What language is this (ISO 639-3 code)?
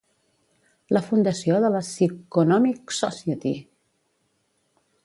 cat